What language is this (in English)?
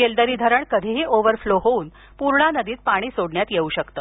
Marathi